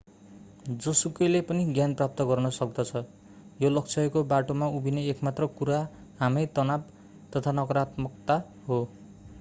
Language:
Nepali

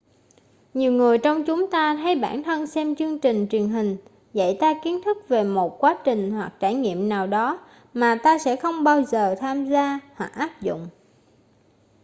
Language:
Vietnamese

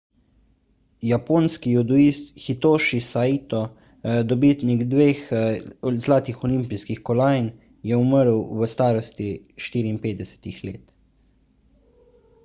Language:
Slovenian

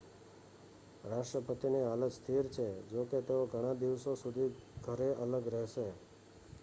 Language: Gujarati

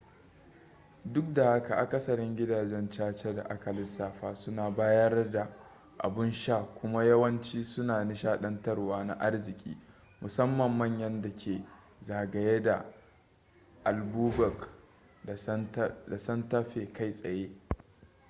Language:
Hausa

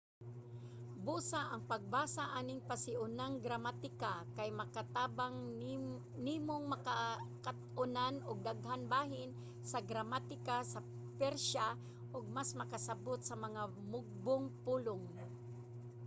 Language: Cebuano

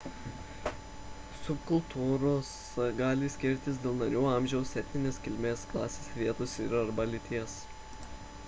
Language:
Lithuanian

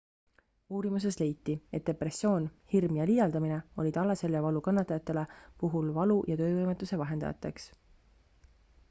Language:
Estonian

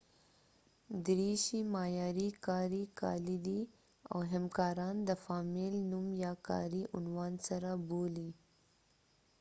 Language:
Pashto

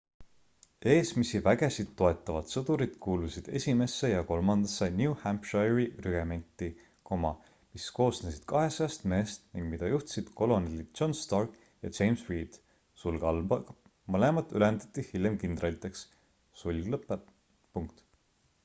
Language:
Estonian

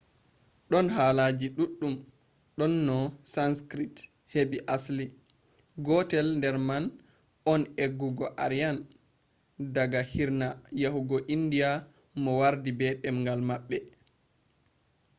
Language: Fula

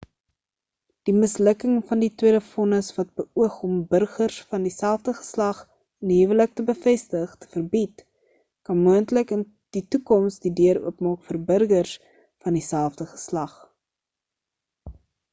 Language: Afrikaans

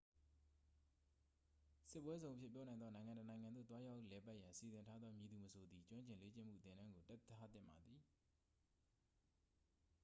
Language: Burmese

